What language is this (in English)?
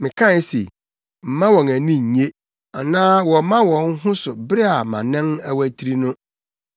Akan